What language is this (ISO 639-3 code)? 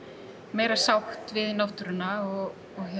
isl